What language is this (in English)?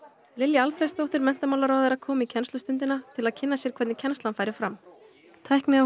Icelandic